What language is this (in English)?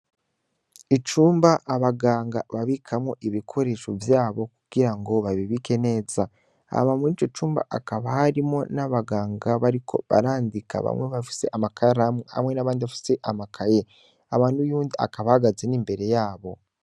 Rundi